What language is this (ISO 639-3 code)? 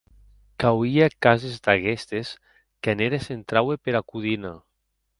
oci